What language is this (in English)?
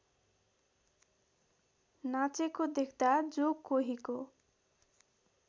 Nepali